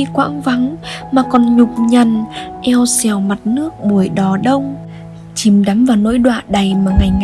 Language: Vietnamese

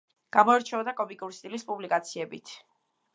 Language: Georgian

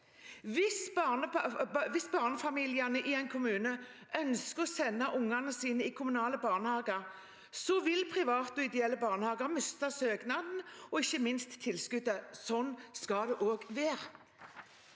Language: Norwegian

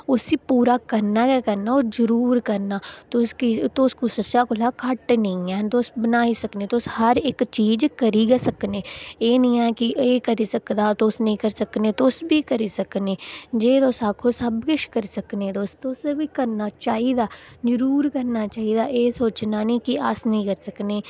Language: Dogri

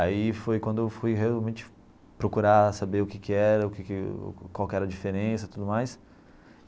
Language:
Portuguese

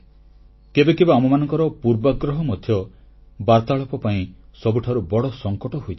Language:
Odia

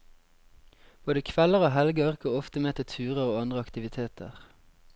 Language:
Norwegian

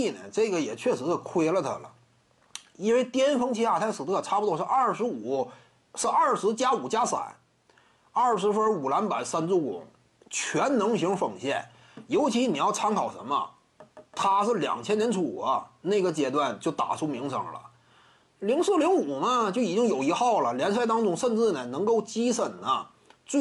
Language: Chinese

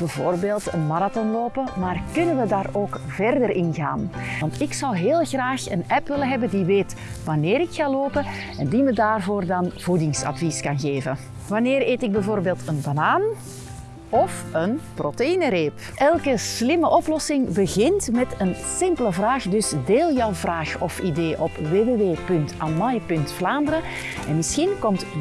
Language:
Dutch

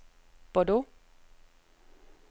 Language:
Danish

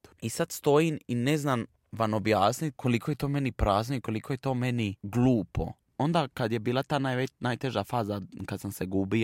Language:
Croatian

